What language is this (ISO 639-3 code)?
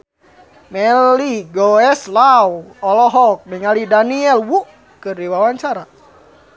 sun